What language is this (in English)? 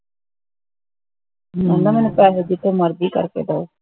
Punjabi